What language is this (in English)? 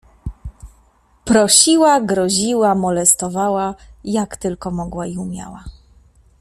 Polish